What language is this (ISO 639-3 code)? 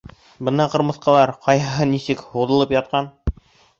bak